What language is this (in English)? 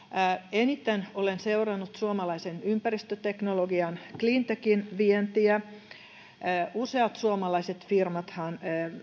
Finnish